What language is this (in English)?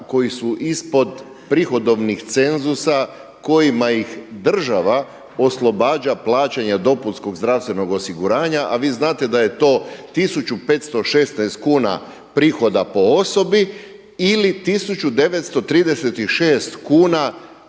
Croatian